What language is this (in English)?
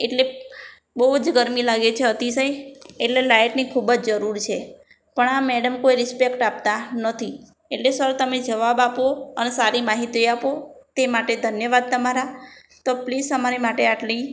Gujarati